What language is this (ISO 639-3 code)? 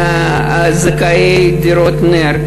heb